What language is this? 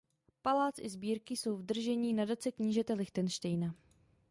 Czech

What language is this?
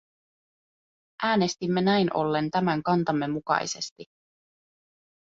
Finnish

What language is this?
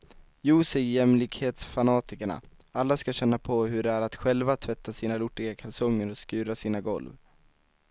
Swedish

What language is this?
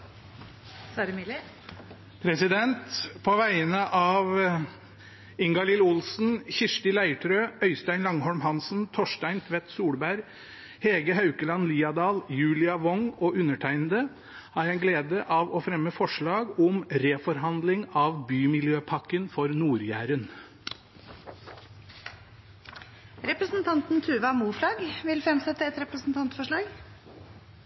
Norwegian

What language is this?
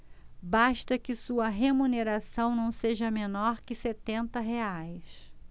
Portuguese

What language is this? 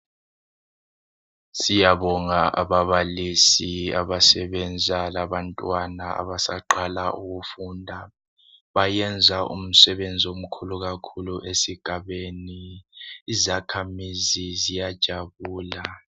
North Ndebele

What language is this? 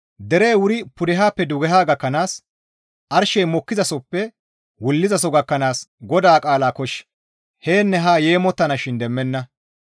Gamo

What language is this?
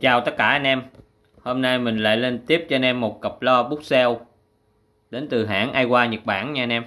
Vietnamese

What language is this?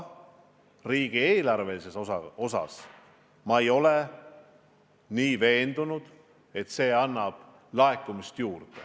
Estonian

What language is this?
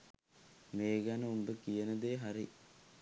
Sinhala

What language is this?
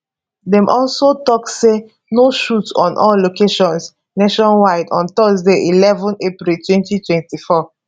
Nigerian Pidgin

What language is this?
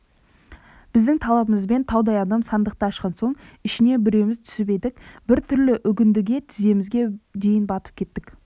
Kazakh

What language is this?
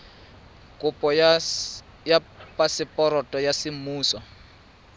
Tswana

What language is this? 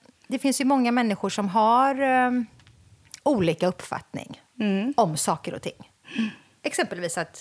Swedish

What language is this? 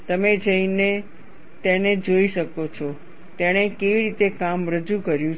Gujarati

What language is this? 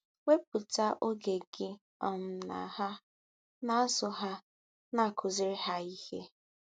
Igbo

